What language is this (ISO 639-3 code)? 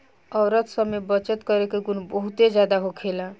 bho